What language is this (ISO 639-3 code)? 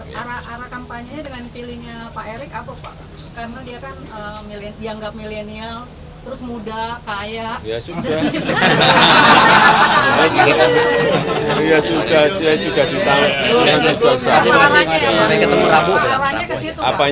ind